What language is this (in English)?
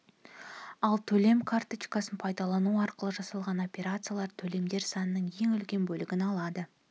Kazakh